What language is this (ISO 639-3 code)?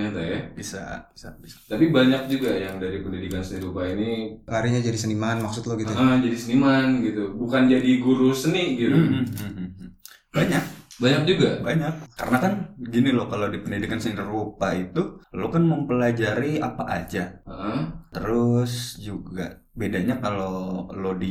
ind